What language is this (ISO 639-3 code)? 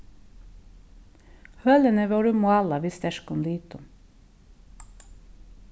fao